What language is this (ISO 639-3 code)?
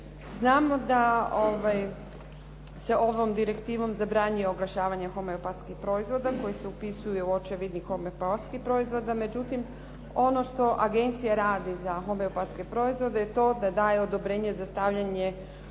hrv